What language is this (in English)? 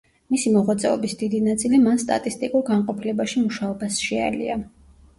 Georgian